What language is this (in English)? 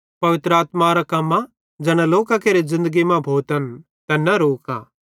Bhadrawahi